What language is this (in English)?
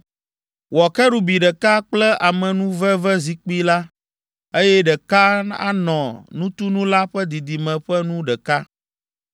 Ewe